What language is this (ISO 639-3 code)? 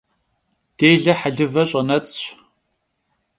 kbd